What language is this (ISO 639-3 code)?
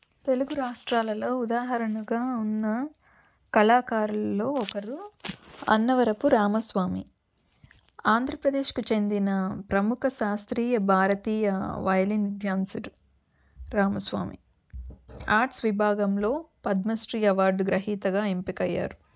tel